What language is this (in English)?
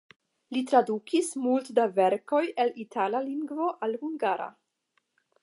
Esperanto